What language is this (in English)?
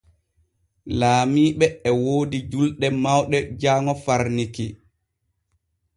Borgu Fulfulde